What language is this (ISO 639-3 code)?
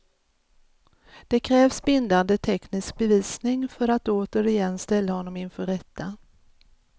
swe